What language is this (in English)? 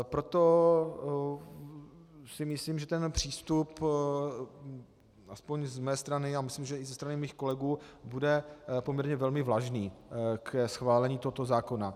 Czech